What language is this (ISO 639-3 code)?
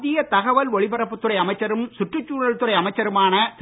tam